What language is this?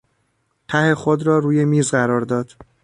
Persian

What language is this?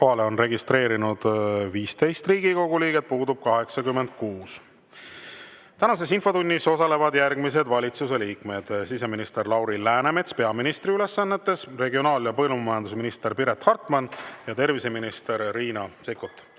Estonian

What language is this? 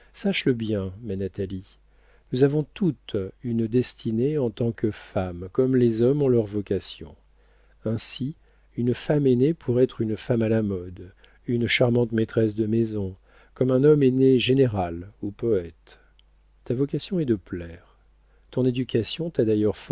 French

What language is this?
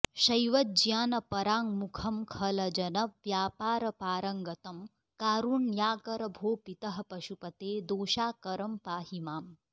Sanskrit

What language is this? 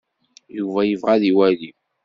Kabyle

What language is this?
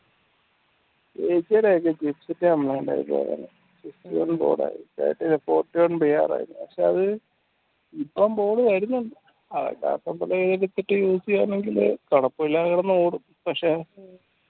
Malayalam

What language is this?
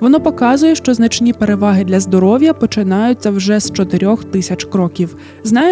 Ukrainian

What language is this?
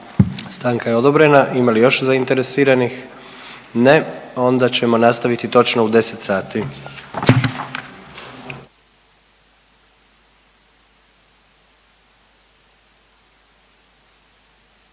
Croatian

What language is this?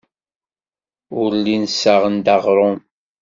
Kabyle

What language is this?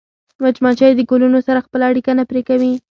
Pashto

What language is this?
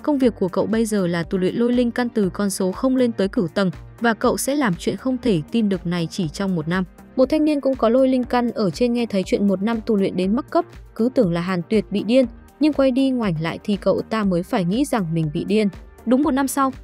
Vietnamese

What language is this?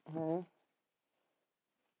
Punjabi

